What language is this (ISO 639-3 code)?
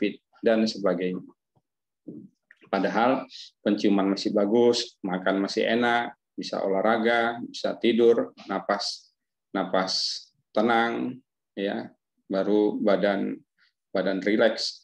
ind